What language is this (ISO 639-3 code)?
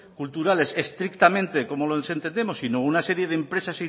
spa